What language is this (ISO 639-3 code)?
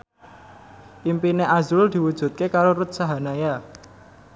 jav